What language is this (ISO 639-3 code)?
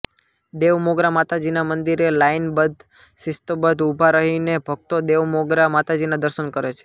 guj